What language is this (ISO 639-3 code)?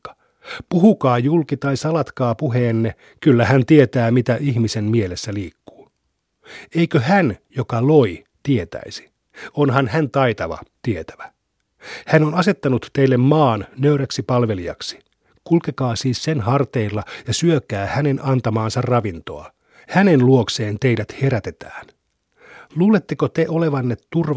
fin